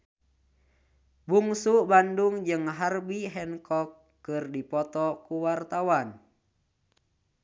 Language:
Sundanese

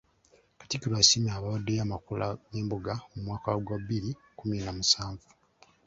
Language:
Ganda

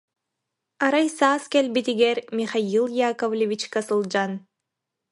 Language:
Yakut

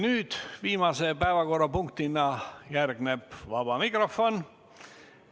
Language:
Estonian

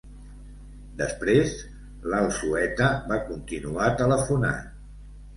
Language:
Catalan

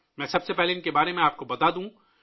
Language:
Urdu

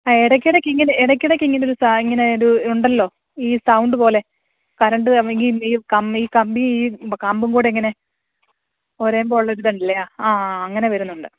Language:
Malayalam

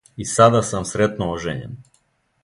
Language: Serbian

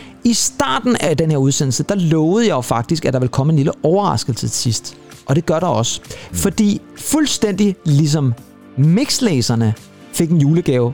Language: Danish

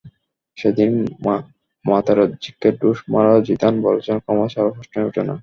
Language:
Bangla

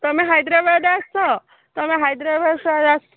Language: Odia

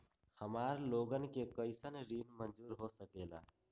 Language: Magahi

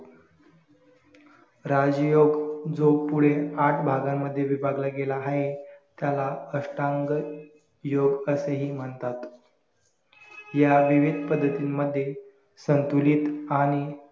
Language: Marathi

